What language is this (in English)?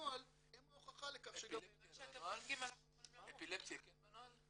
Hebrew